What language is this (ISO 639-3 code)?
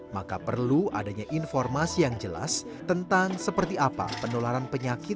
ind